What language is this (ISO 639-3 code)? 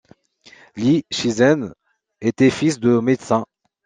fra